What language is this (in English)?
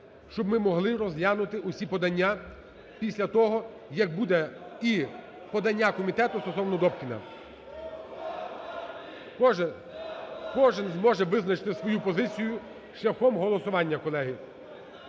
Ukrainian